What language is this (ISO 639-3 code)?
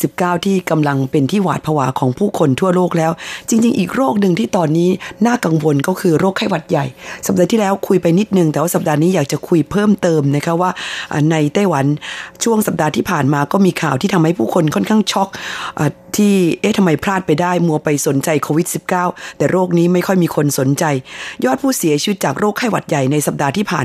tha